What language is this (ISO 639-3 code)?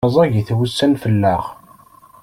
kab